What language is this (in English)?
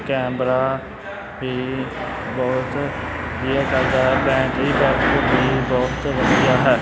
Punjabi